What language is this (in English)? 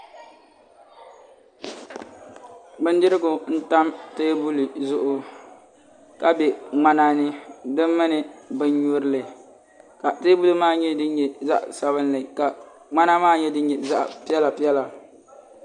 Dagbani